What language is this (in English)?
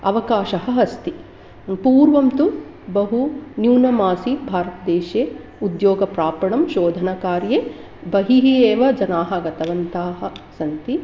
Sanskrit